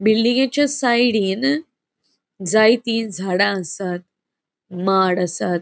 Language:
Konkani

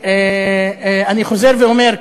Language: Hebrew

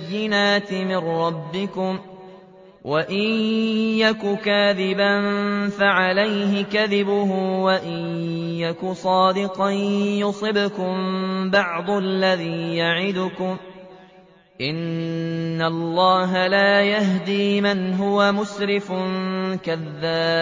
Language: Arabic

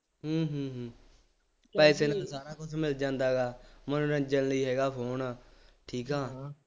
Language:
Punjabi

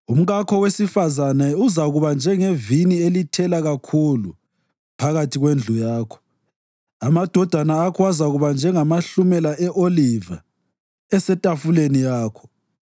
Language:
North Ndebele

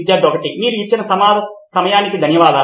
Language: Telugu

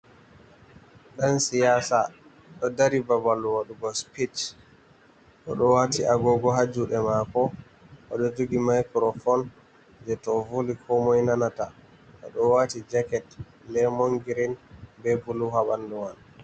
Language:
Fula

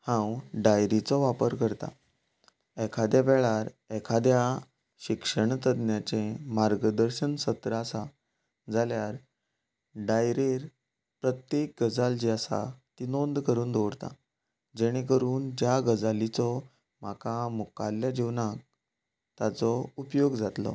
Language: Konkani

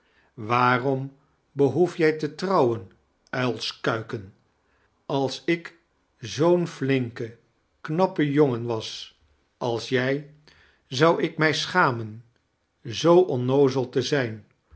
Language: Dutch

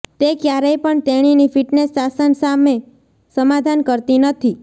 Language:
Gujarati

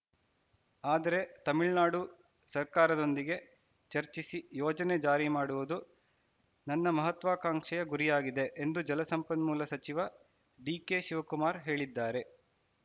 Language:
Kannada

